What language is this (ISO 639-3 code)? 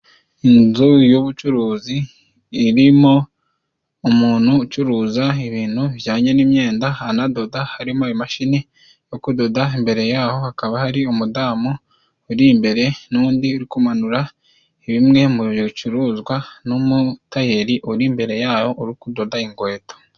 kin